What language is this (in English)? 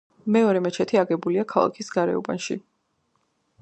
Georgian